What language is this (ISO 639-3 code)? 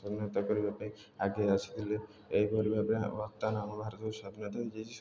ori